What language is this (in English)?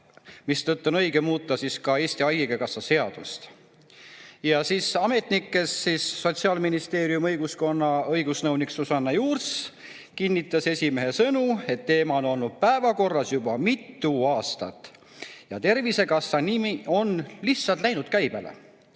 Estonian